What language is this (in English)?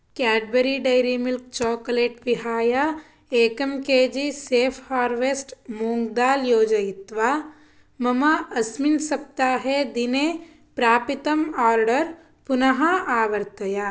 Sanskrit